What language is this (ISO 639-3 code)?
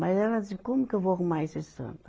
por